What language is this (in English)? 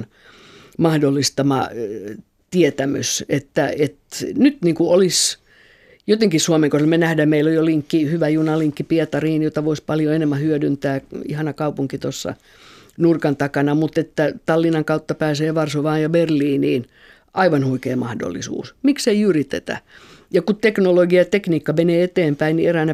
Finnish